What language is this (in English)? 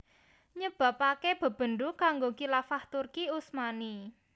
Javanese